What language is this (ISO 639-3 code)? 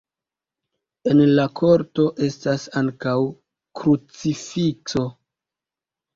epo